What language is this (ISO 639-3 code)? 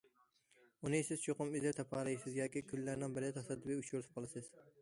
uig